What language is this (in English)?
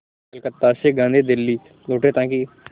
Hindi